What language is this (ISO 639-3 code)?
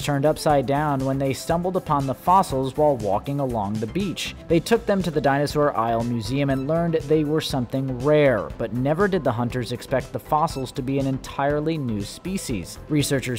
eng